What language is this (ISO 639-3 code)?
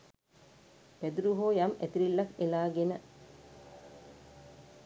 sin